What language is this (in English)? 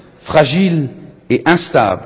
French